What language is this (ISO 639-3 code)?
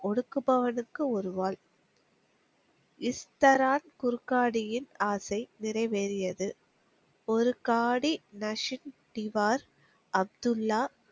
tam